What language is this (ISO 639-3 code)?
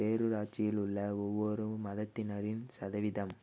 tam